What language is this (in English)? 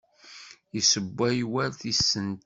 Kabyle